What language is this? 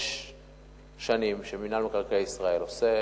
Hebrew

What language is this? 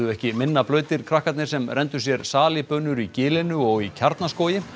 Icelandic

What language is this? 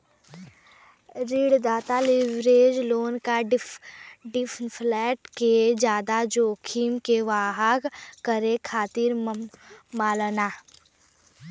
Bhojpuri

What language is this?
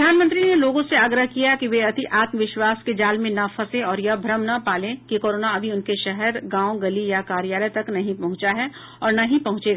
Hindi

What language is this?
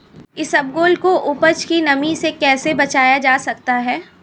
Hindi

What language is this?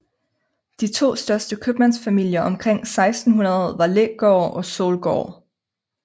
Danish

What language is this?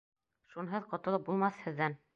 Bashkir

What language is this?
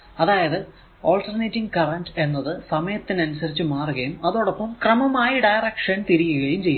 Malayalam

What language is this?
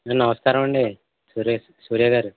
Telugu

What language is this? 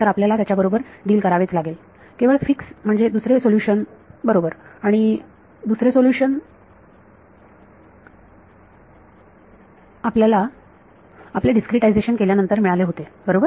Marathi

